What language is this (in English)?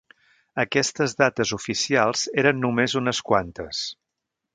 Catalan